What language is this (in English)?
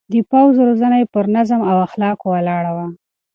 Pashto